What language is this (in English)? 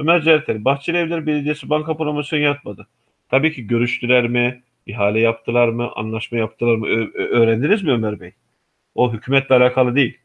Turkish